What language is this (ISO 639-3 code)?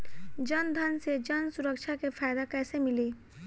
bho